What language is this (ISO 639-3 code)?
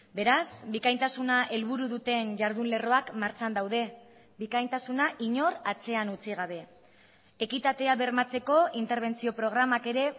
eus